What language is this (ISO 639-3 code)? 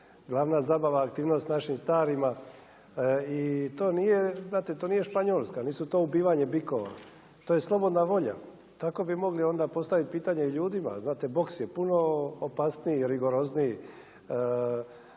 hrv